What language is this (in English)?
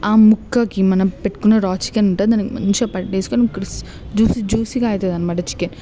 Telugu